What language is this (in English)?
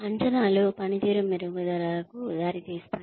Telugu